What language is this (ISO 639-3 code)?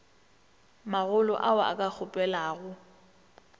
nso